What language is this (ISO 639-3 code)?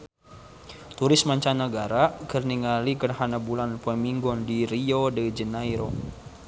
sun